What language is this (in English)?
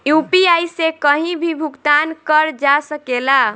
Bhojpuri